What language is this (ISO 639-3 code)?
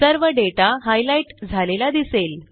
mar